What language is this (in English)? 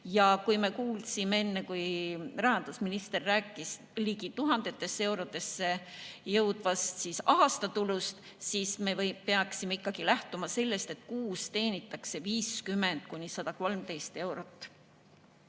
Estonian